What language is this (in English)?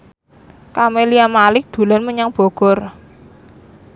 Javanese